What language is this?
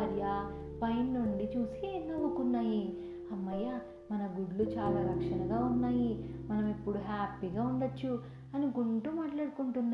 Telugu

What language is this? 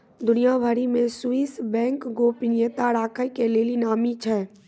Maithili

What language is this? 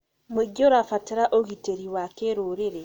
Kikuyu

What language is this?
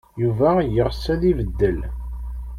Kabyle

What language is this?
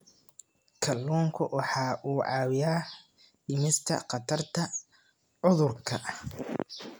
Somali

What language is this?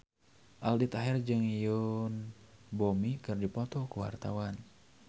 Sundanese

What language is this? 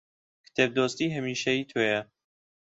Central Kurdish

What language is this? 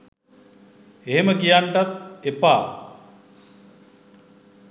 Sinhala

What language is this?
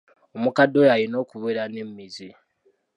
Ganda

